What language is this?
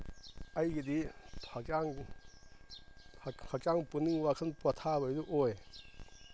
Manipuri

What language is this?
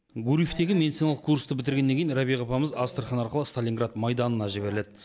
Kazakh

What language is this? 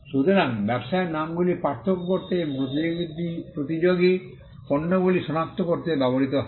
Bangla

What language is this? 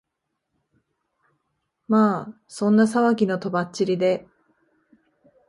Japanese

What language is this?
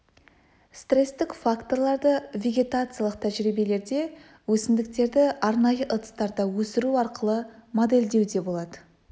Kazakh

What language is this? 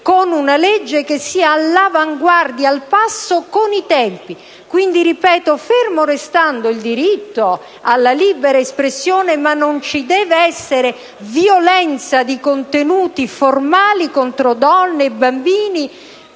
Italian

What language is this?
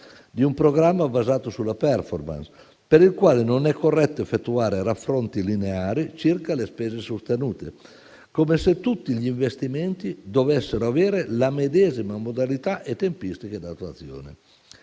Italian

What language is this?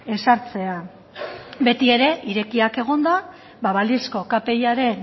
Basque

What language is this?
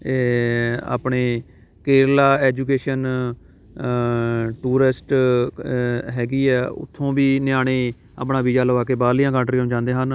Punjabi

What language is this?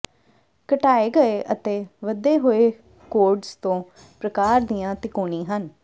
Punjabi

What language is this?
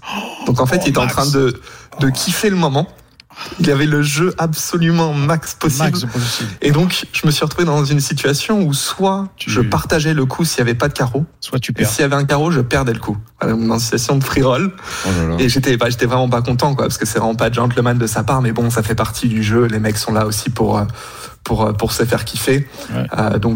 French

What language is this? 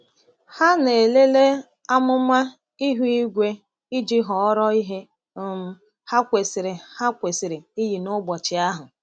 Igbo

